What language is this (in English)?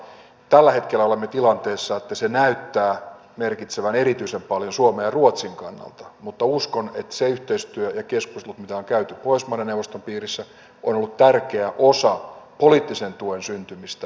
Finnish